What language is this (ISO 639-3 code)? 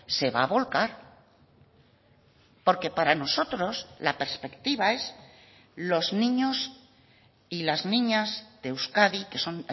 spa